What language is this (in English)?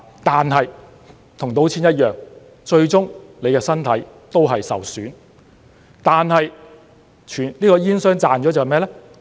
Cantonese